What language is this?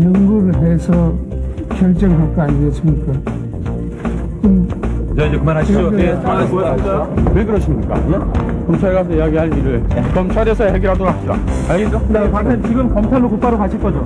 Korean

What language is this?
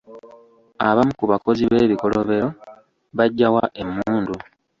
Ganda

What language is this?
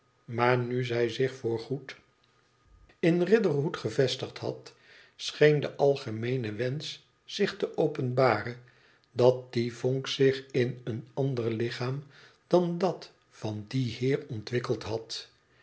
Dutch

